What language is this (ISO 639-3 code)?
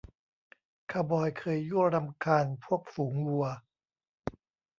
tha